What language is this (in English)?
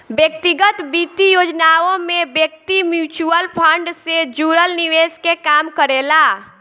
Bhojpuri